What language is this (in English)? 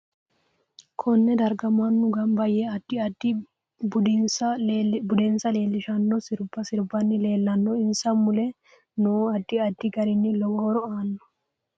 Sidamo